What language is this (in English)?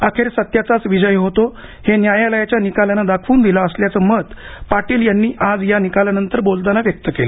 Marathi